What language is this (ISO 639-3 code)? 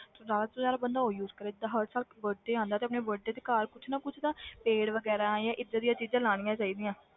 pan